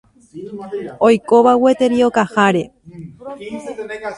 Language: Guarani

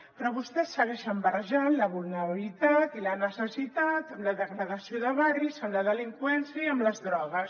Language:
Catalan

